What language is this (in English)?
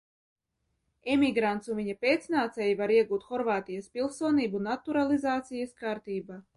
Latvian